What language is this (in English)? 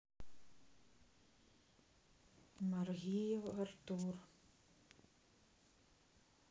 Russian